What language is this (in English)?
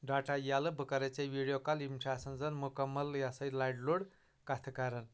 Kashmiri